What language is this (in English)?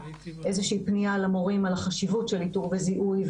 Hebrew